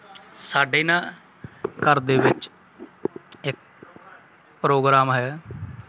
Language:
Punjabi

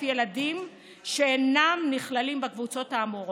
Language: Hebrew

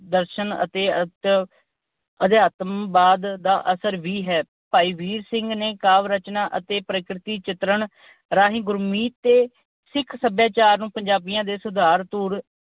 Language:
Punjabi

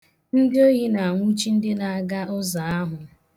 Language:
Igbo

